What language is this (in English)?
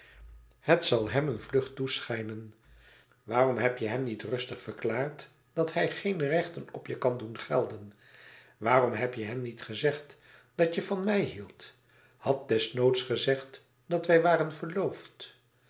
Dutch